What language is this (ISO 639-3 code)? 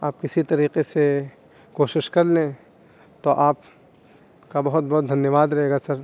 urd